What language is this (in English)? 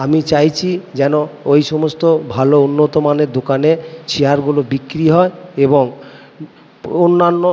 Bangla